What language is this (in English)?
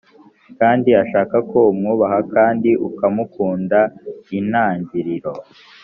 Kinyarwanda